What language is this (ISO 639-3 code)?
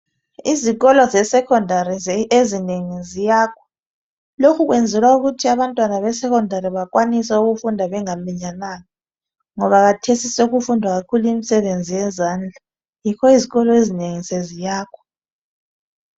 nde